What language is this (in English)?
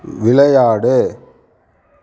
Tamil